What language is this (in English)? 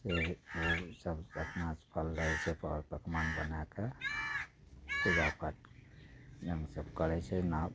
Maithili